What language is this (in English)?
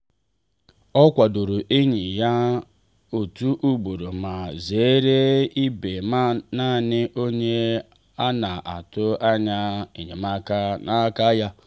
Igbo